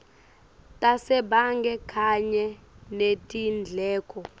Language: Swati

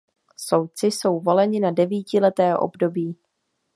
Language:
Czech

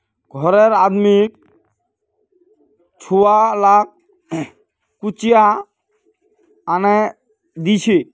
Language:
Magahi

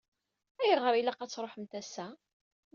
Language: Kabyle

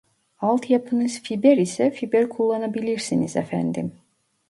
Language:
Turkish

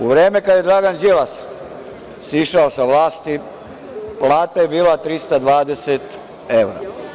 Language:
Serbian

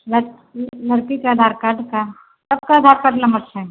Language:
Maithili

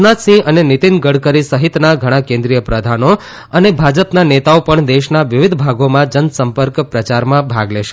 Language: Gujarati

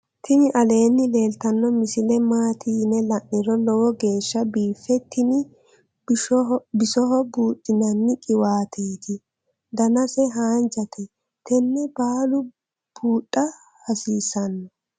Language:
Sidamo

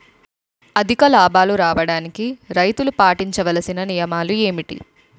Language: Telugu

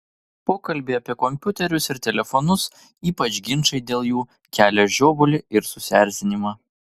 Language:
Lithuanian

